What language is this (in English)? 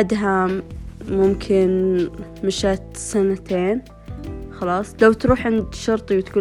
Arabic